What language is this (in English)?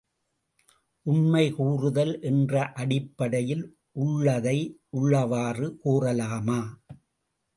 Tamil